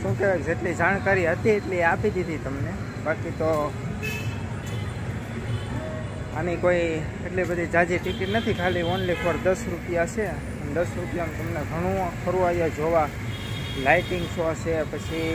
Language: Hindi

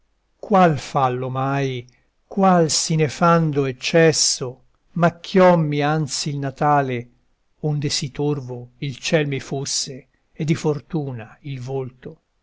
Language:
Italian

